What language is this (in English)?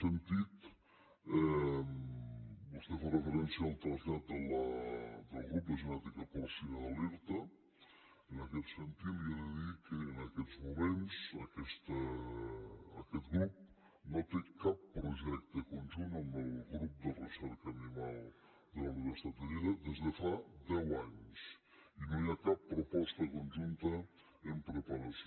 Catalan